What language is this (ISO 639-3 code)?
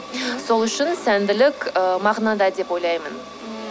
kaz